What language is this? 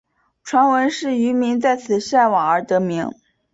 Chinese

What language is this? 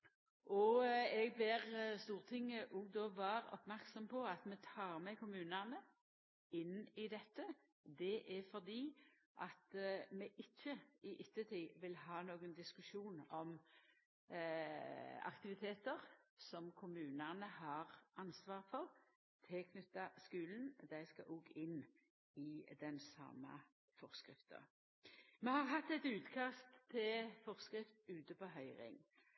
Norwegian Nynorsk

